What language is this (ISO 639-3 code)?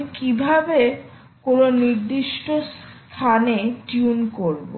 ben